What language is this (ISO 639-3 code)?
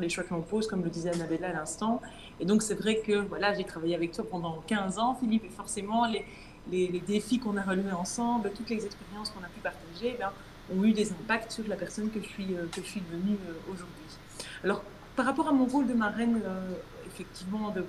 fra